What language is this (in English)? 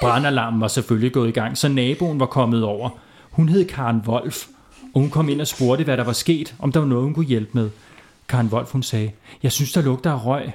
Danish